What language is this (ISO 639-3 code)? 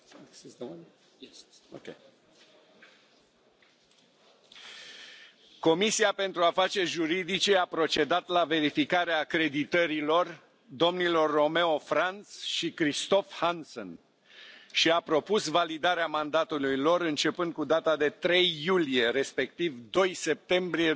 ron